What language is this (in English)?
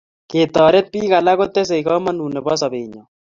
Kalenjin